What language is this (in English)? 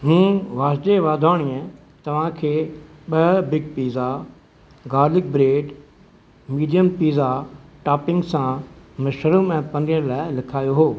Sindhi